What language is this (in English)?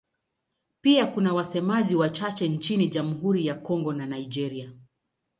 Swahili